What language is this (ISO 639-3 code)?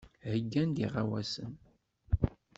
kab